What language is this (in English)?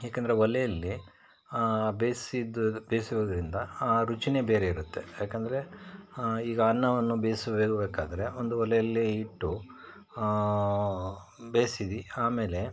Kannada